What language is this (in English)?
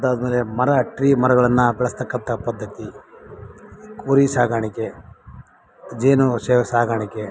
Kannada